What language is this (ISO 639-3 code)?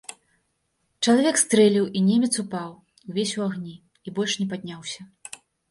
bel